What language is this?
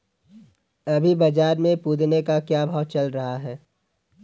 Hindi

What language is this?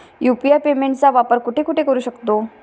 Marathi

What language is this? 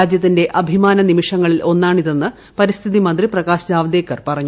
Malayalam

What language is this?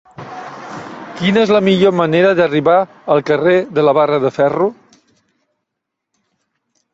Catalan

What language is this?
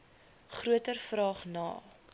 Afrikaans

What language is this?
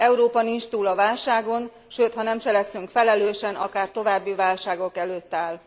Hungarian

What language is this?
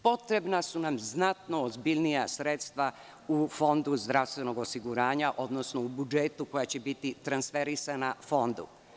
Serbian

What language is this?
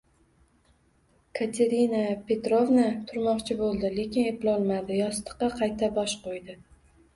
Uzbek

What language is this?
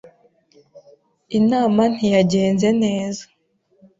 Kinyarwanda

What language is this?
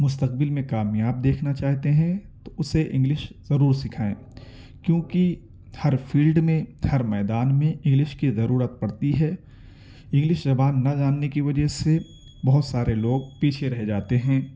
Urdu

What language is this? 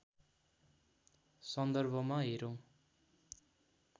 Nepali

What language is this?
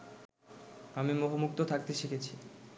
Bangla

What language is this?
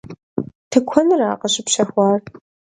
Kabardian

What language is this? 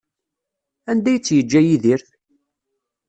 Kabyle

